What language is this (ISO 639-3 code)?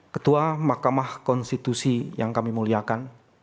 ind